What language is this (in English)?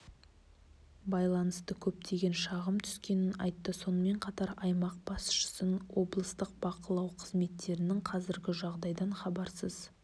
Kazakh